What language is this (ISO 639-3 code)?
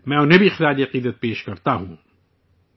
urd